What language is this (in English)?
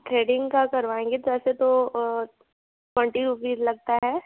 Hindi